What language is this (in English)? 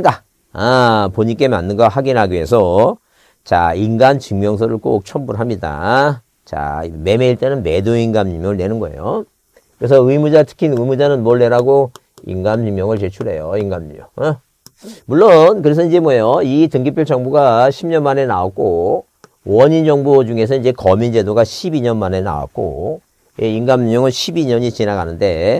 Korean